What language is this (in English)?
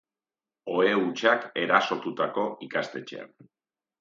Basque